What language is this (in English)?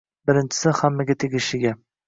Uzbek